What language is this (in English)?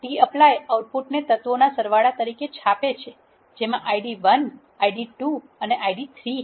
Gujarati